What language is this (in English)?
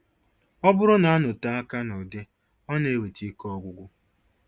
Igbo